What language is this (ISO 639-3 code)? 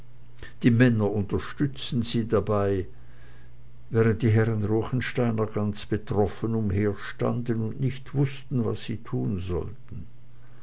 deu